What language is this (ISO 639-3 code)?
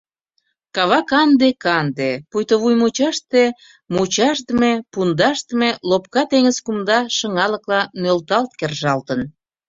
chm